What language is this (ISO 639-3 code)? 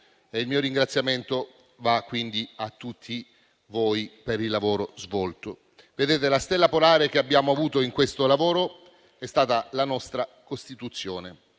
ita